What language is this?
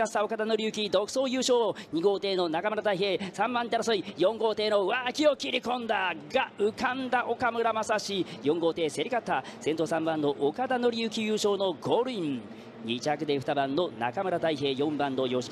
Japanese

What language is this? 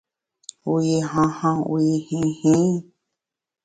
Bamun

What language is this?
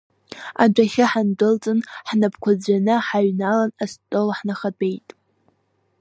Abkhazian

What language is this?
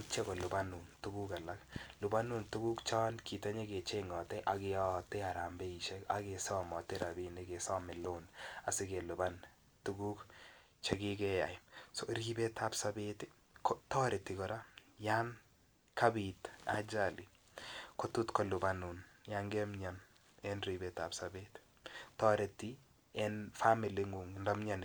Kalenjin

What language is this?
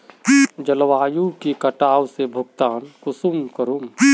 Magahi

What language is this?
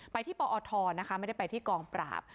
Thai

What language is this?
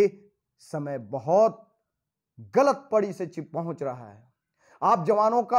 Hindi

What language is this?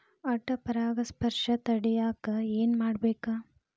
Kannada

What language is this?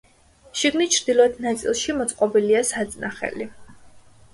Georgian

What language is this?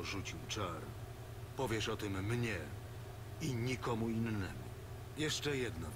Polish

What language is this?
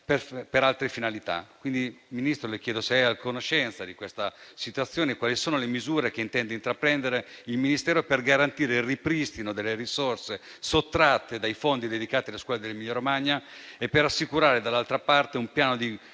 Italian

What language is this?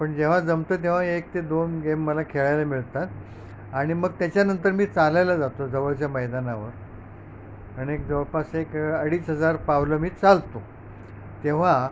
Marathi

